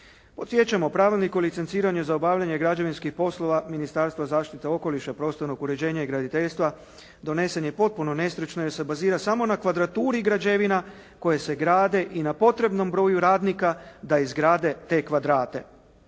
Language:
Croatian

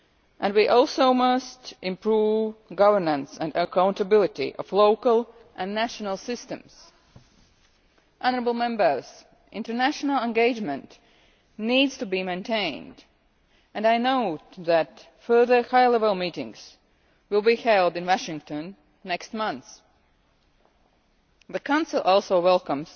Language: English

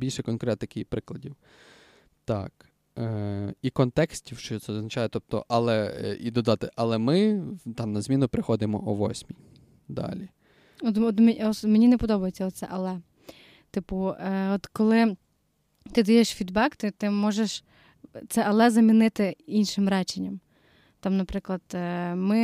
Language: Ukrainian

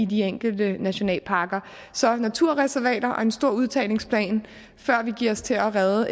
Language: Danish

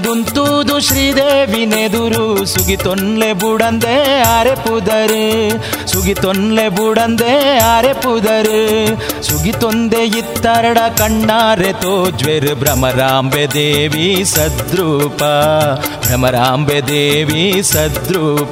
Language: Kannada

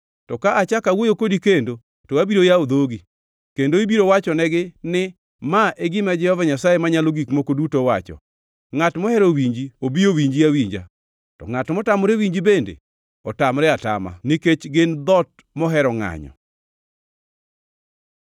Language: Luo (Kenya and Tanzania)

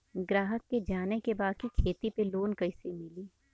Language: Bhojpuri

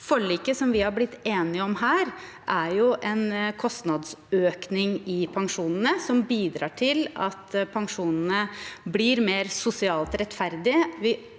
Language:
Norwegian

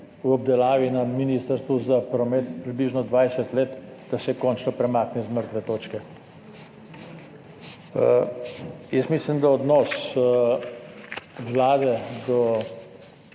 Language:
Slovenian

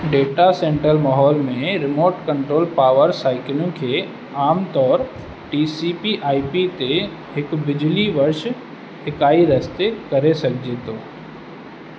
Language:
Sindhi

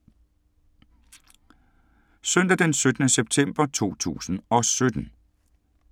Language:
Danish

